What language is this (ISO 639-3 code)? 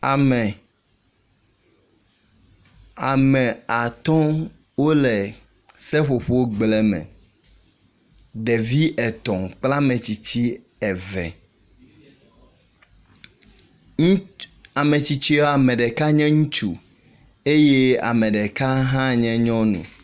ewe